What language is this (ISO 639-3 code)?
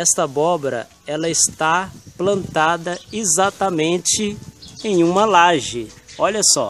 por